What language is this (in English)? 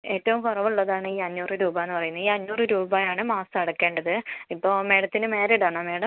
Malayalam